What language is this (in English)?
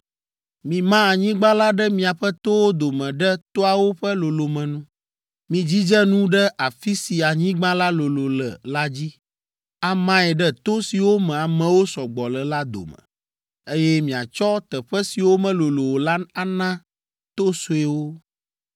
Ewe